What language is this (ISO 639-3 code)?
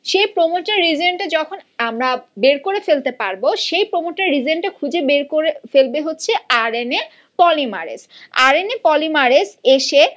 ben